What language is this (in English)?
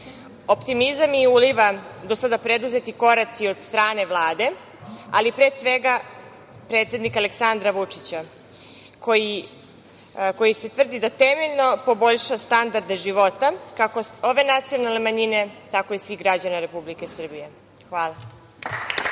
Serbian